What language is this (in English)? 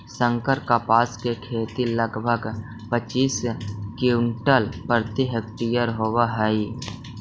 Magahi